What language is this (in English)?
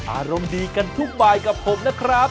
Thai